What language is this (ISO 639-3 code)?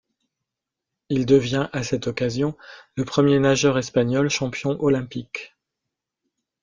fra